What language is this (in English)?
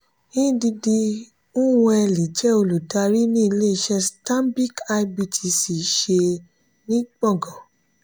Yoruba